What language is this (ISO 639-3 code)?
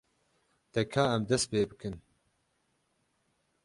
kur